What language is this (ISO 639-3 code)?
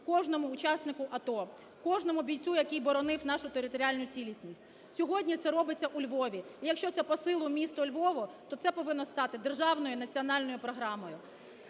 ukr